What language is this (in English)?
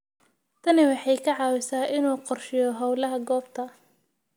Somali